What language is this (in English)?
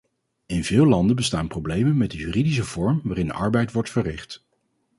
Dutch